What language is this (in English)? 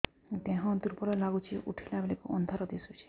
Odia